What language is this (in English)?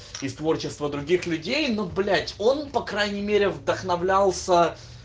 Russian